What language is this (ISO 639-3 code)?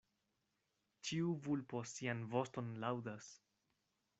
epo